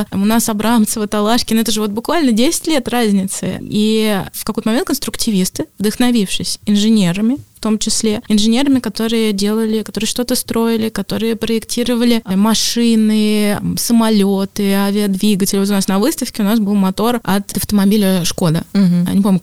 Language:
Russian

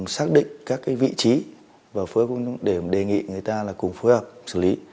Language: Vietnamese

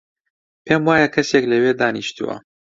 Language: Central Kurdish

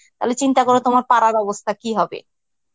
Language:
Bangla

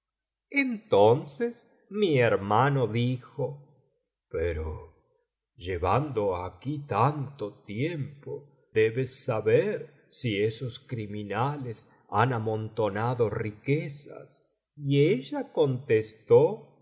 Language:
Spanish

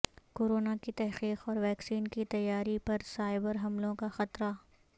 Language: Urdu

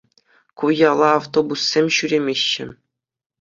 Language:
Chuvash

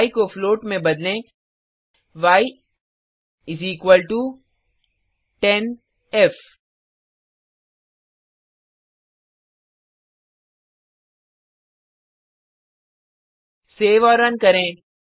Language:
Hindi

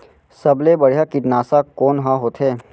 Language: Chhattisgarhi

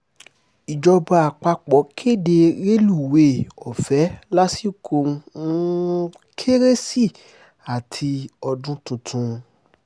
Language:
Yoruba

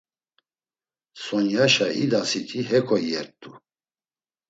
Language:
Laz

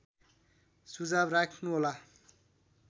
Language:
Nepali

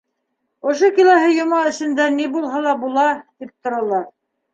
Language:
Bashkir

